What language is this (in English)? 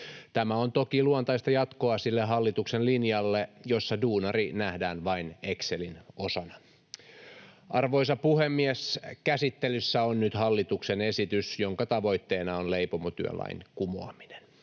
Finnish